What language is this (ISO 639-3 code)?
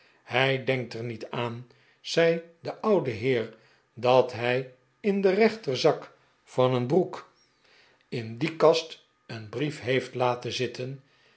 nld